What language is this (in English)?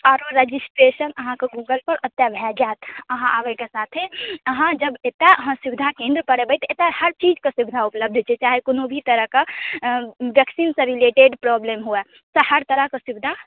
Maithili